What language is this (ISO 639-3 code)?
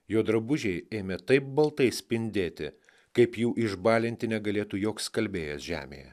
lit